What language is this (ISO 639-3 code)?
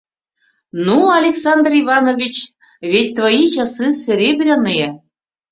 chm